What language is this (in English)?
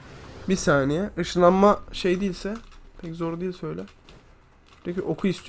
Turkish